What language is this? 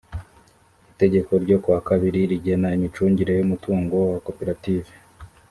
Kinyarwanda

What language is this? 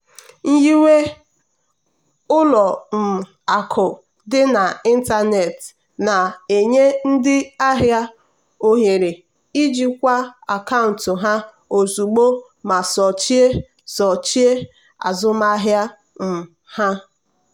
Igbo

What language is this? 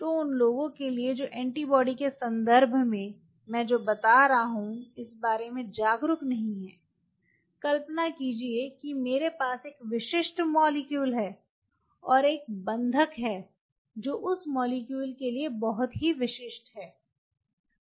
Hindi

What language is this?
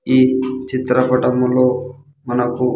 Telugu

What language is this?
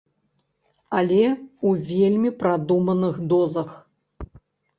Belarusian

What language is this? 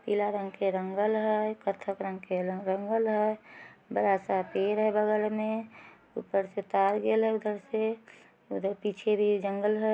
Magahi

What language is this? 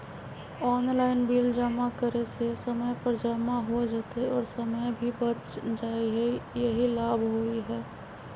Magahi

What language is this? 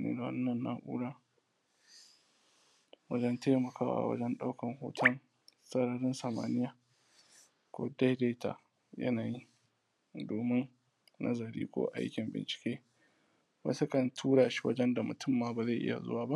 Hausa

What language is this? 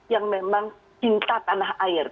Indonesian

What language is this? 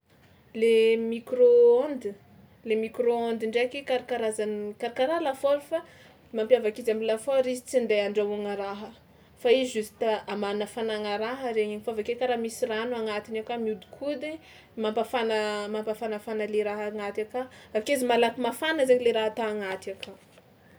Tsimihety Malagasy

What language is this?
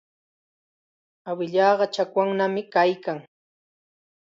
Chiquián Ancash Quechua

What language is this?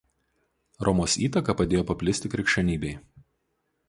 Lithuanian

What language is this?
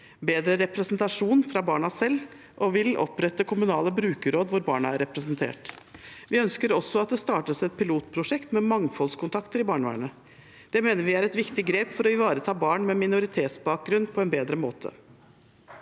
Norwegian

